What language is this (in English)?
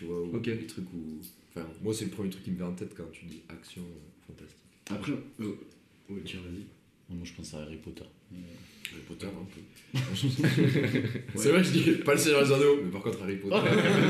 French